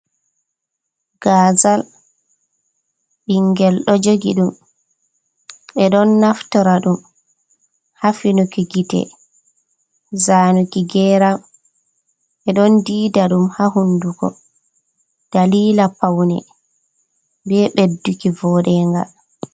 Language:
Fula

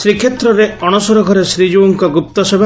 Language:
Odia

